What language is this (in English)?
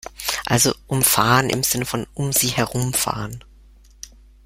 German